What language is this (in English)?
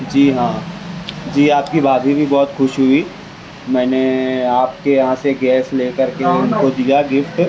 Urdu